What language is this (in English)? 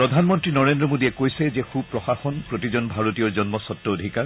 Assamese